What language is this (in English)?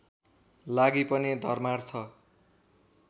Nepali